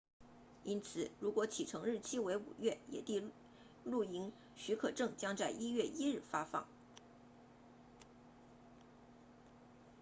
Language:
Chinese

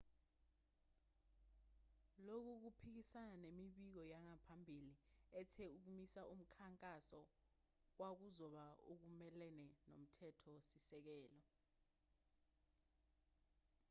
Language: Zulu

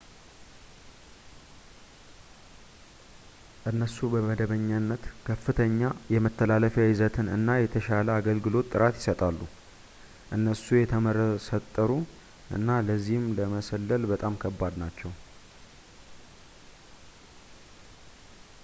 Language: Amharic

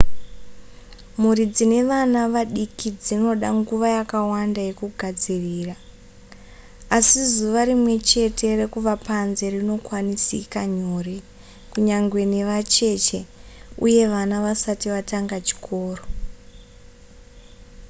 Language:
Shona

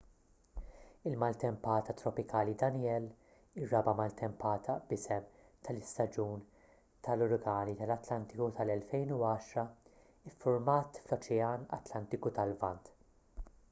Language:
Maltese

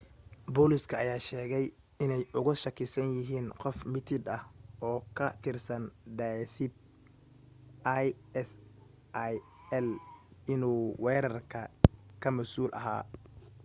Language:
Somali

